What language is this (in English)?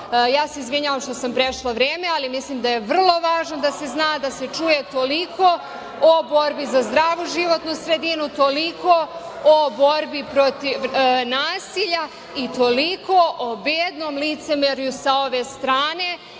Serbian